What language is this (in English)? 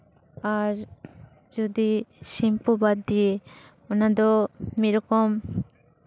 Santali